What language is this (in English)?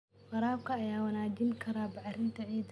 Somali